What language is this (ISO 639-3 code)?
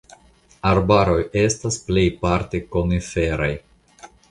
epo